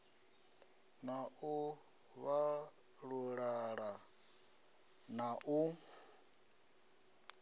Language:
Venda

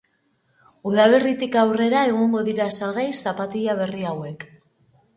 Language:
Basque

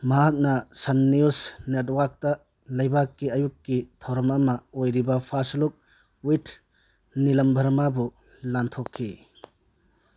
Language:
Manipuri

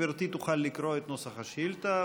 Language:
Hebrew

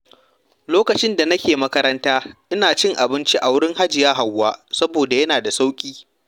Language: Hausa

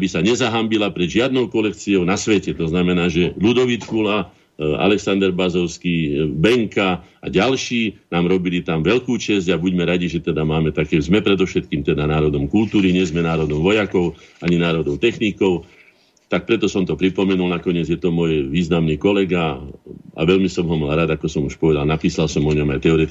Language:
Slovak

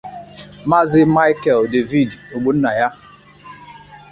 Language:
Igbo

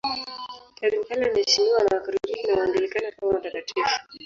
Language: Swahili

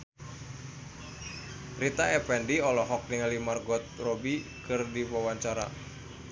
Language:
Sundanese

